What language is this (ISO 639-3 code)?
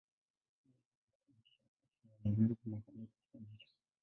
swa